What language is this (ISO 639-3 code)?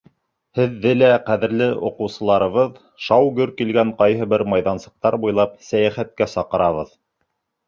bak